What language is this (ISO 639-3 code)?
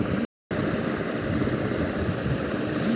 ben